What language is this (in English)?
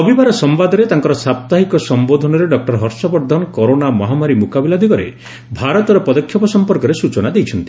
Odia